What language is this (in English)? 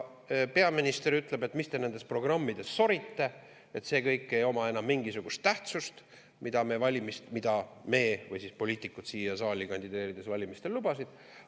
Estonian